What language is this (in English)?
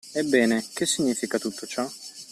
Italian